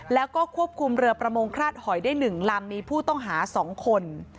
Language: Thai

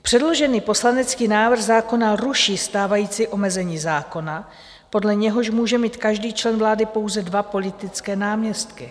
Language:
Czech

